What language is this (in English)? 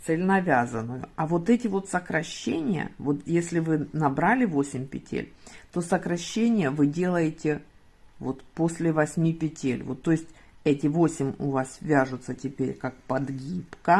Russian